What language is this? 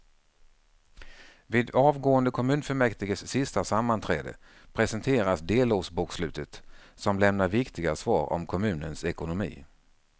Swedish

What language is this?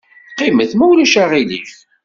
Kabyle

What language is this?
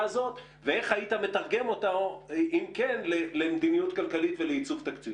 Hebrew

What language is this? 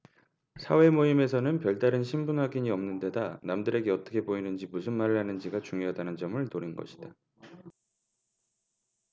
Korean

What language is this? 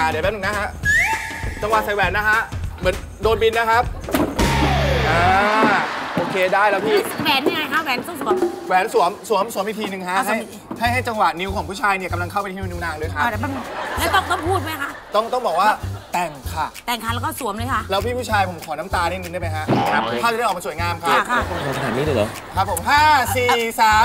Thai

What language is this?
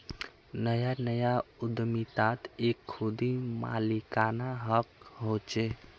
Magahi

